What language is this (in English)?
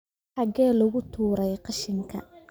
Somali